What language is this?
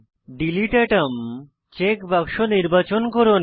Bangla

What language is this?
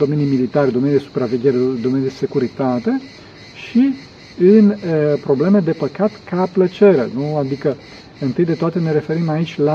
Romanian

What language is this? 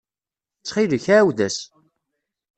Kabyle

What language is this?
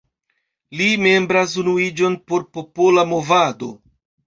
Esperanto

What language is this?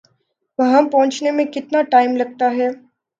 Urdu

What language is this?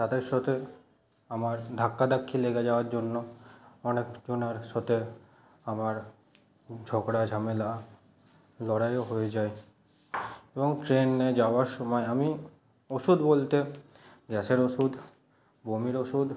Bangla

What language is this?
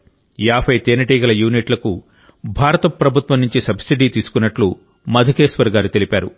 Telugu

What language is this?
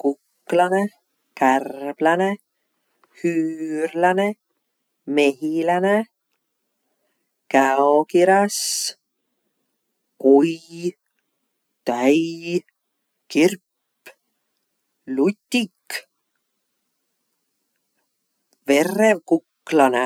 Võro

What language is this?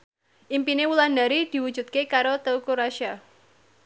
Javanese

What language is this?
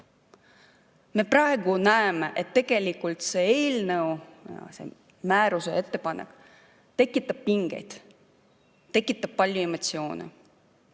Estonian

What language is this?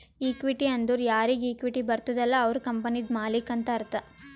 Kannada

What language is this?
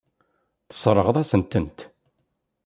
Kabyle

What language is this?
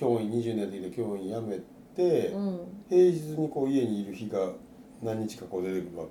Japanese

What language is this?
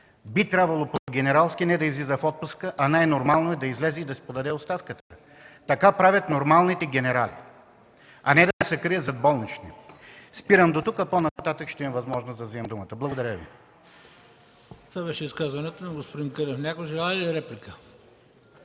Bulgarian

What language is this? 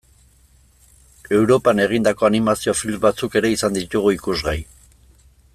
Basque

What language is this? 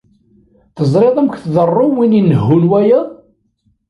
Kabyle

